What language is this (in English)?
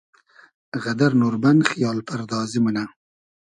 Hazaragi